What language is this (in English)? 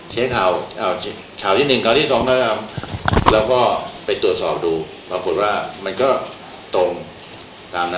Thai